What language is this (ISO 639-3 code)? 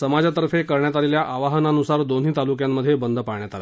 mar